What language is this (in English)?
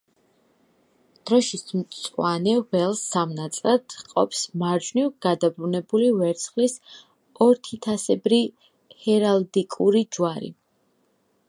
Georgian